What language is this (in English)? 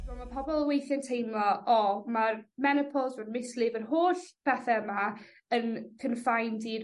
Welsh